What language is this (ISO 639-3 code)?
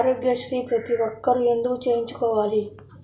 tel